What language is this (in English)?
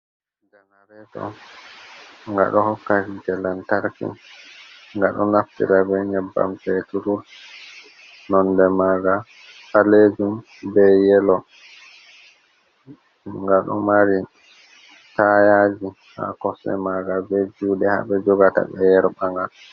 Fula